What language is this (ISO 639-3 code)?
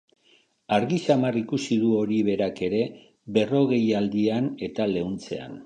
eus